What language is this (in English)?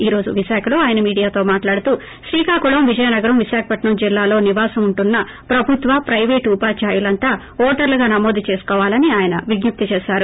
Telugu